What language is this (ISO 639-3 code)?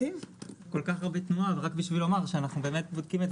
heb